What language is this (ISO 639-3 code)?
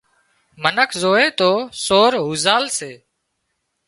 kxp